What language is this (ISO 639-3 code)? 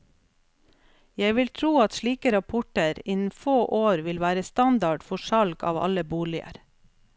nor